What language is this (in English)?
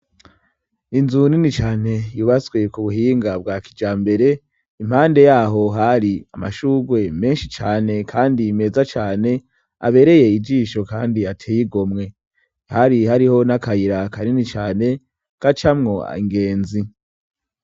Rundi